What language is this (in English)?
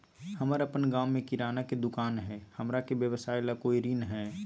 Magahi